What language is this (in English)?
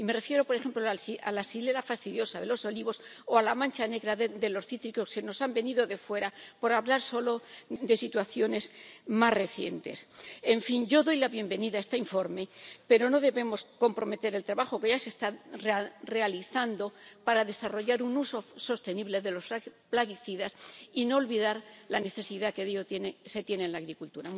Spanish